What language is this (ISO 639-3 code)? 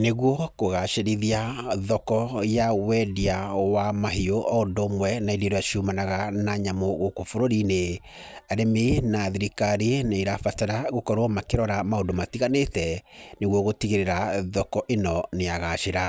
kik